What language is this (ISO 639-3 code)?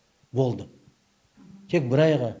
kaz